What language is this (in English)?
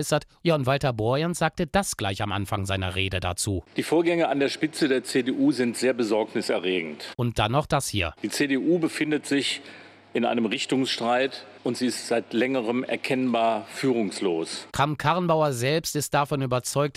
German